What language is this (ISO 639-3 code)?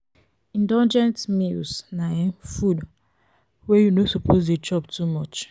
pcm